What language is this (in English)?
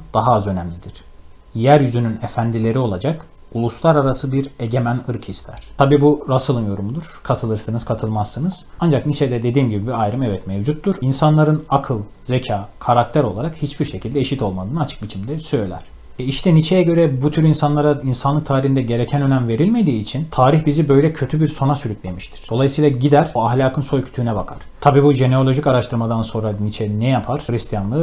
Turkish